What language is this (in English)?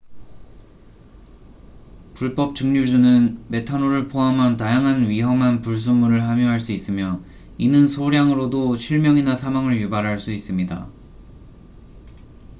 Korean